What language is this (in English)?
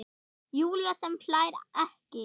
Icelandic